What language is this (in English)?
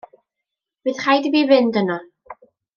Welsh